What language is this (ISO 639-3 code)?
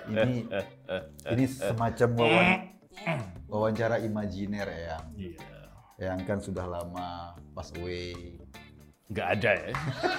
ind